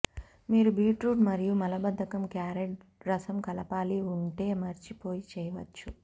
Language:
Telugu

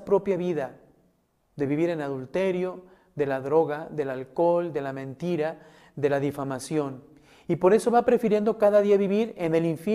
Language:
Spanish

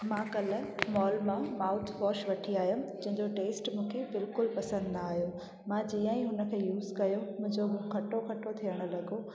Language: Sindhi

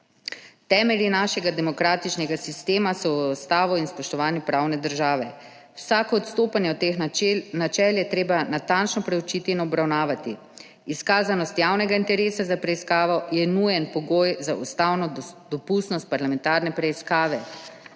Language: Slovenian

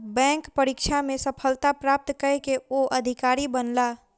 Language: Maithili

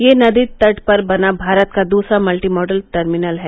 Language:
Hindi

